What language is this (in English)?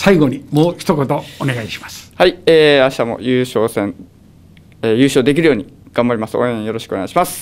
Japanese